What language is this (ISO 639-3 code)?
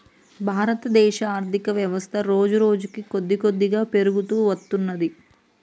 tel